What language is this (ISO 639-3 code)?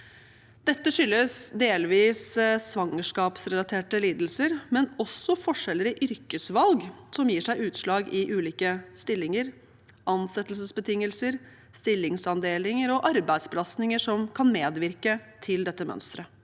nor